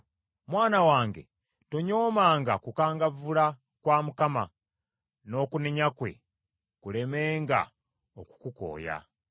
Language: Ganda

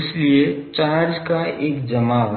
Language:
Hindi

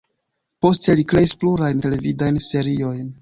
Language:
Esperanto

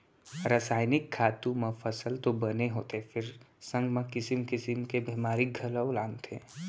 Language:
Chhattisgarhi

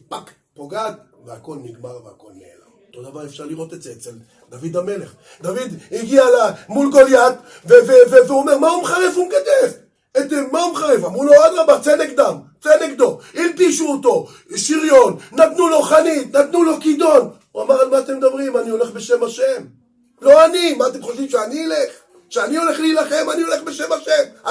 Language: Hebrew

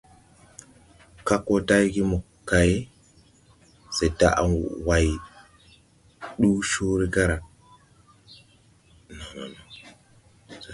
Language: Tupuri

